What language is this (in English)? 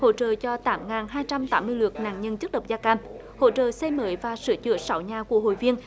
Vietnamese